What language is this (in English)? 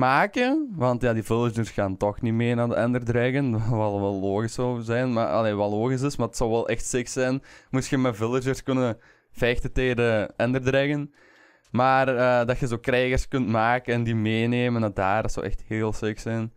Dutch